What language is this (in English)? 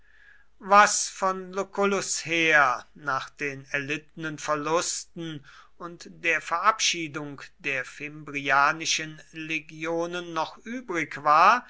German